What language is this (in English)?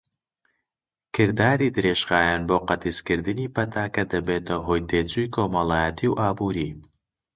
Central Kurdish